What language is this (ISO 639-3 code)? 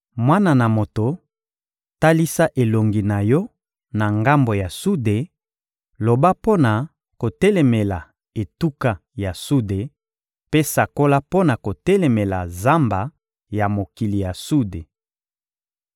lin